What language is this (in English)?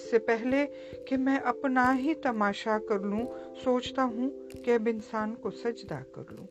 Urdu